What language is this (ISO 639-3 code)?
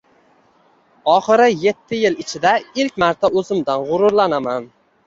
uzb